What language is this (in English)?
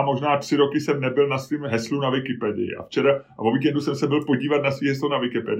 Czech